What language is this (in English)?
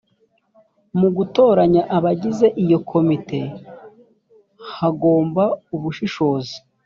Kinyarwanda